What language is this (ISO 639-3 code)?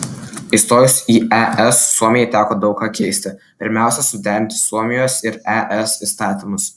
lit